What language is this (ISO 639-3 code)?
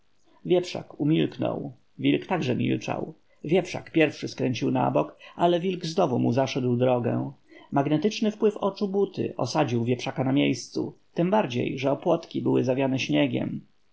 pol